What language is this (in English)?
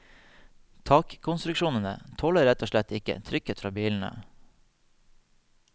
Norwegian